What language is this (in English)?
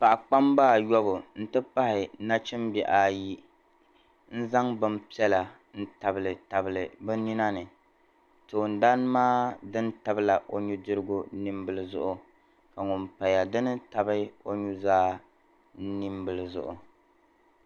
Dagbani